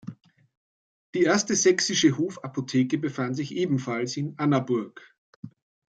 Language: German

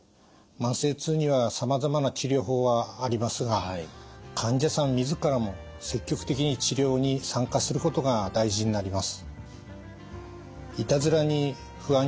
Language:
Japanese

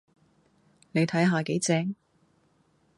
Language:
Cantonese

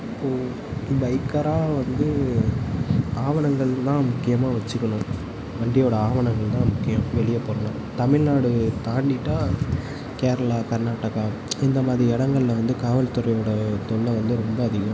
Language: Tamil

